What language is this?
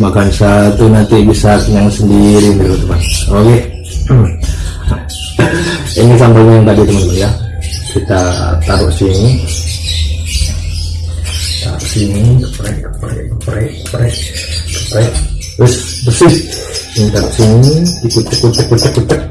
Indonesian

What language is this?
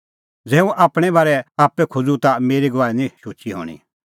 Kullu Pahari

